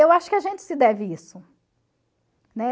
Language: Portuguese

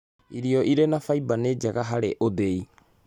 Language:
Kikuyu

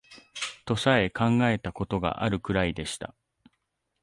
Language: Japanese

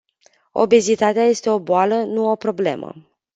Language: Romanian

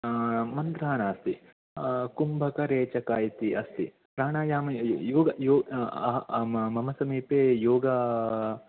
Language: Sanskrit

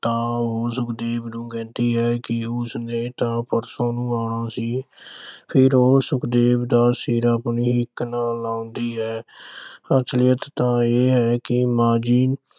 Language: Punjabi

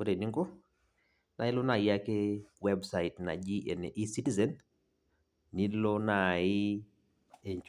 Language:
Masai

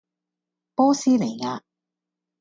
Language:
Cantonese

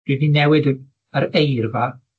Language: Welsh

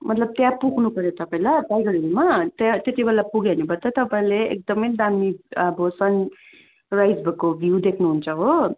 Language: Nepali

